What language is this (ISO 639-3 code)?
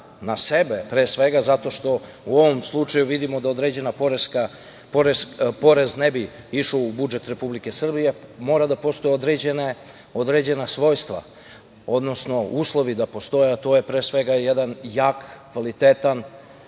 srp